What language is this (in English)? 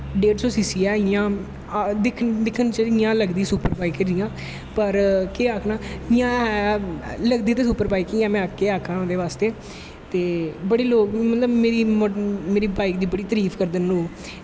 Dogri